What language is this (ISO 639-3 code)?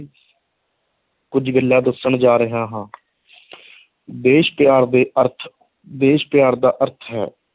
pan